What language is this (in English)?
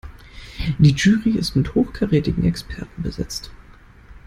German